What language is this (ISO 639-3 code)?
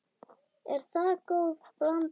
isl